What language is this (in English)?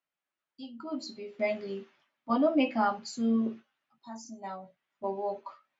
Nigerian Pidgin